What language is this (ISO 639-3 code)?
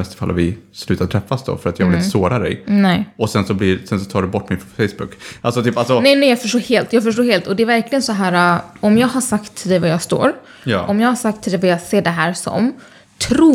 swe